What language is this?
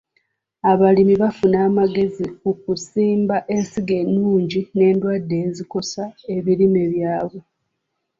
Ganda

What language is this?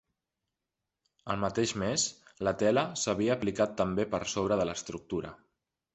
Catalan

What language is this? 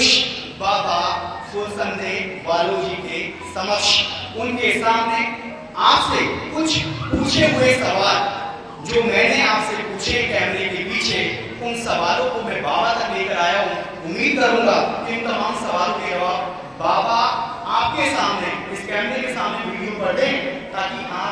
Hindi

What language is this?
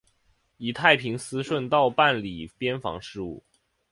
Chinese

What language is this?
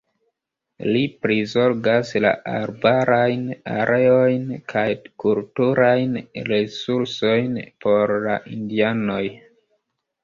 Esperanto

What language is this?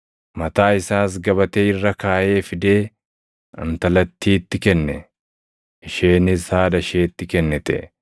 Oromo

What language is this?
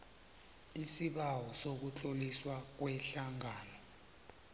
South Ndebele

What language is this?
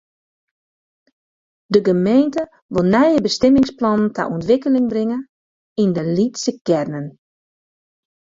Western Frisian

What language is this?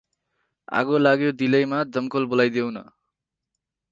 Nepali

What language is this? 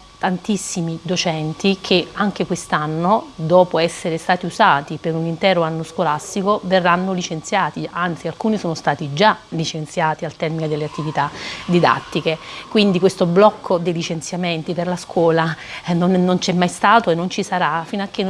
Italian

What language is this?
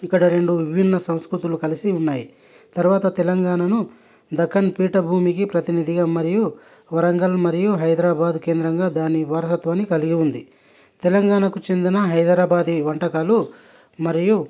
Telugu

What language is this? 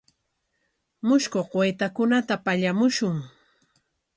Corongo Ancash Quechua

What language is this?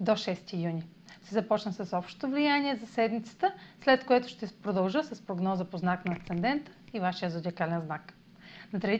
Bulgarian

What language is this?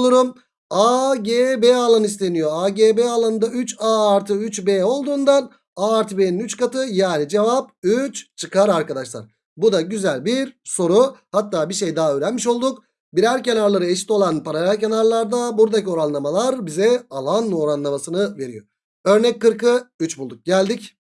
Turkish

